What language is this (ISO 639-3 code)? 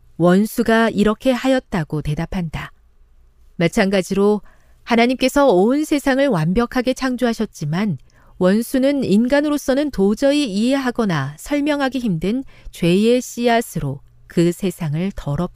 kor